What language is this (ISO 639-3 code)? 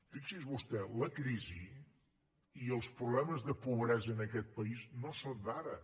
cat